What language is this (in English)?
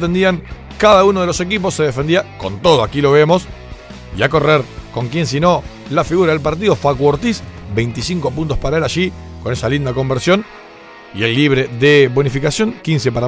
Spanish